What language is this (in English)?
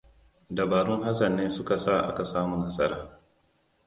Hausa